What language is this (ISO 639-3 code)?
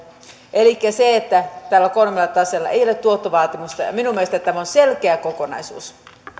fin